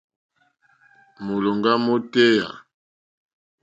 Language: Mokpwe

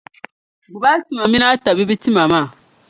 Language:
Dagbani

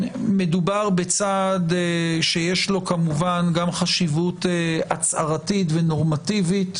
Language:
Hebrew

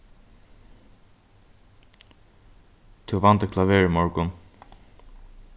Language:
Faroese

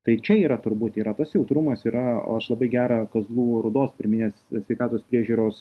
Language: Lithuanian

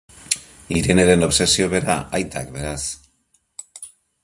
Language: Basque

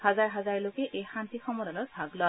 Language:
Assamese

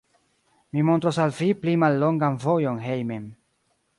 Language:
Esperanto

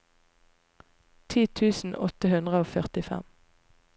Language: Norwegian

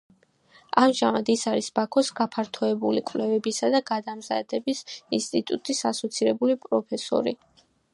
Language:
Georgian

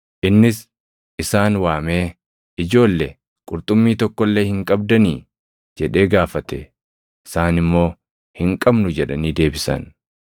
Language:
Oromo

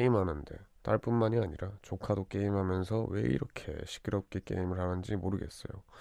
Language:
Korean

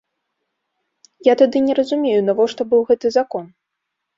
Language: Belarusian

